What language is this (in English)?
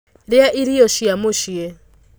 Kikuyu